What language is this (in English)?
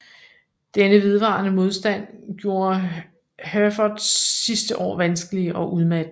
Danish